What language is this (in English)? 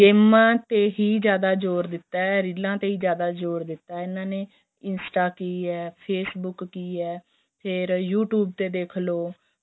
Punjabi